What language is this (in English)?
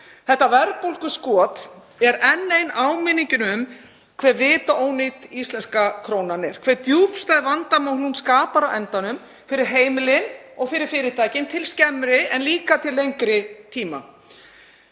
Icelandic